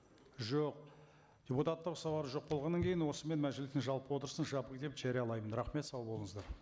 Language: Kazakh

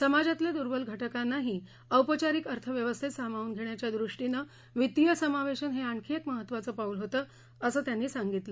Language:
Marathi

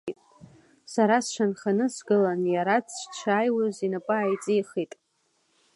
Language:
Abkhazian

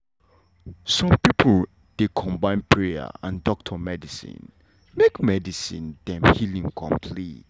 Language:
Nigerian Pidgin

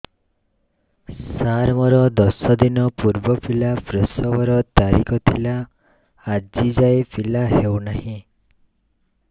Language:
Odia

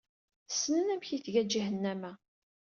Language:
Kabyle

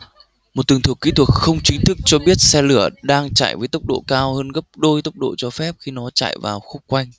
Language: Vietnamese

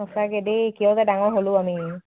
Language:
Assamese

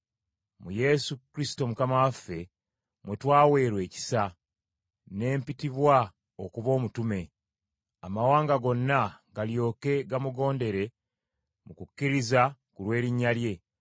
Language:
Ganda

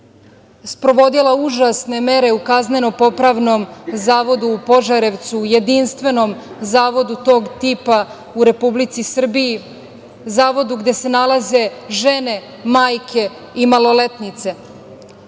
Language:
Serbian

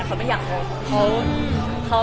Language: Thai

